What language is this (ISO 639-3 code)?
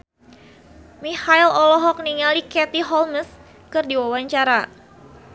sun